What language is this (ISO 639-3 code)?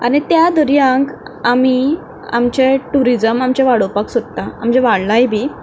kok